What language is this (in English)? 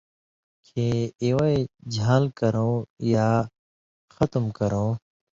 Indus Kohistani